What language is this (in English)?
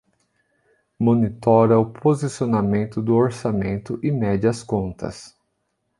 Portuguese